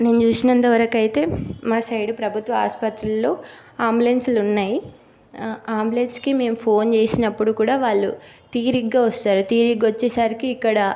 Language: Telugu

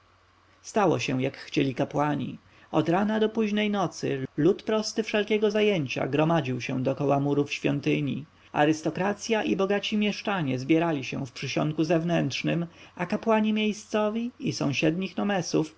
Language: Polish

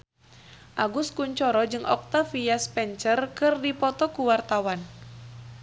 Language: Sundanese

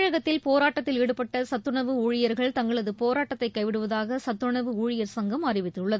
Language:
Tamil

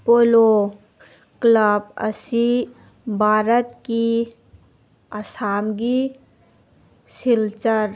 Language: Manipuri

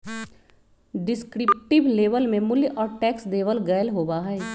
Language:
Magahi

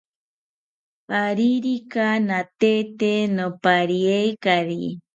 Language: South Ucayali Ashéninka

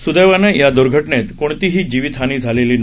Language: Marathi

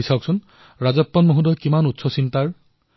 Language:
Assamese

